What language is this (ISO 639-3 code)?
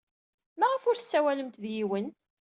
kab